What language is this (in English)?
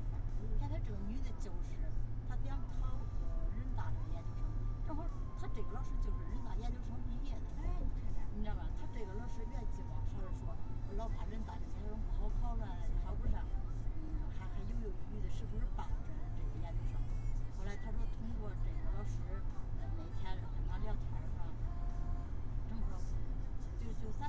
Chinese